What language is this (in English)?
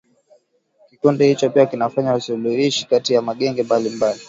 Swahili